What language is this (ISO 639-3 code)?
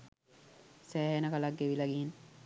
sin